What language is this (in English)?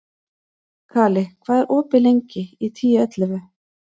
Icelandic